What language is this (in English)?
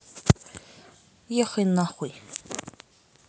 Russian